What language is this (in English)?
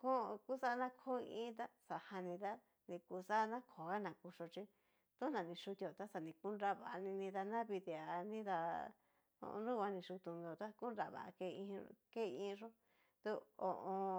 Cacaloxtepec Mixtec